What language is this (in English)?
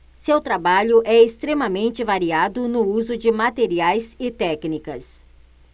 Portuguese